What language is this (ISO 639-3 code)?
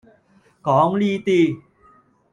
yue